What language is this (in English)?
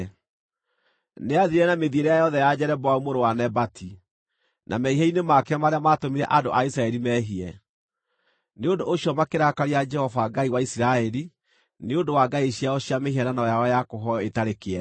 Kikuyu